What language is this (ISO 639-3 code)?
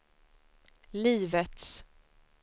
swe